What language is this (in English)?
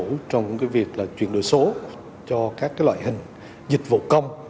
Vietnamese